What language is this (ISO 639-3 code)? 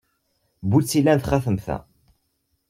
kab